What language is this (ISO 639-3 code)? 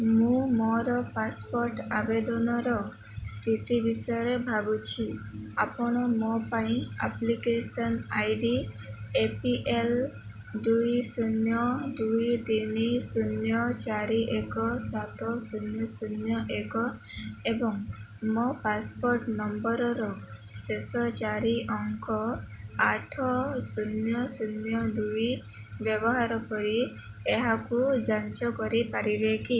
ori